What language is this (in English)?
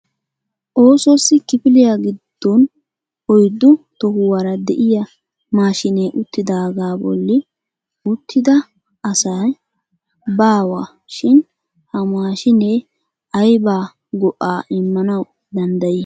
Wolaytta